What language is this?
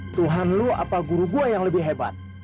Indonesian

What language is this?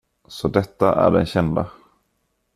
Swedish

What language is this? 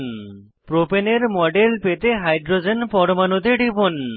Bangla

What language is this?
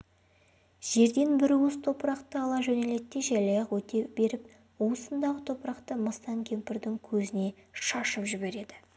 Kazakh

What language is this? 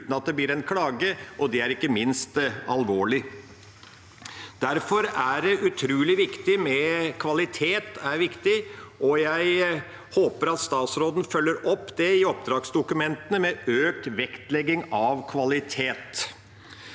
Norwegian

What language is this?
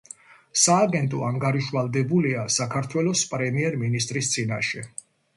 Georgian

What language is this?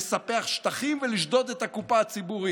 Hebrew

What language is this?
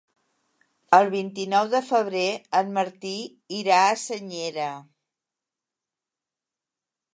Catalan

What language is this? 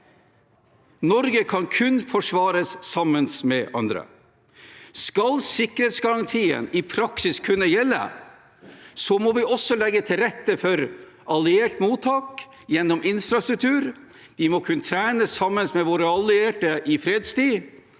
Norwegian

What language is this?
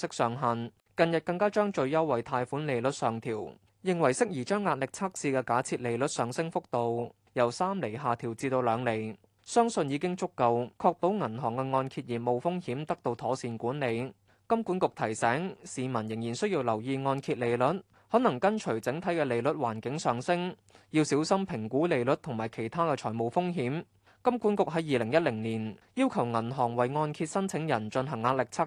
Chinese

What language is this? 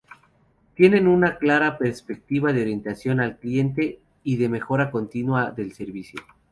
Spanish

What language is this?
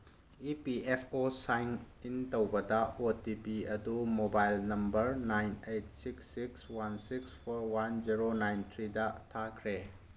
Manipuri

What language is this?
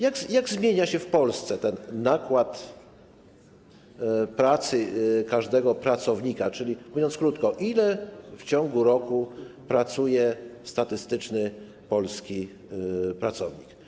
Polish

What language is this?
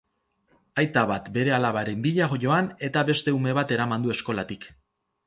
Basque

